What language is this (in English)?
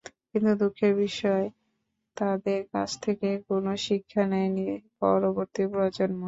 Bangla